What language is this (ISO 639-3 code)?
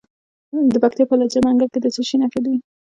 pus